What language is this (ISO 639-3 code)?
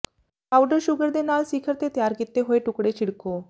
pan